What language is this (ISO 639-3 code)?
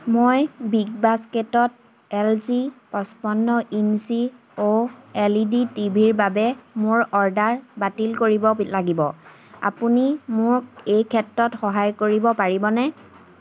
asm